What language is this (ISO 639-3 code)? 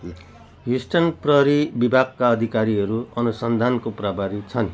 nep